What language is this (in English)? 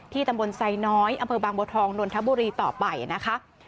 Thai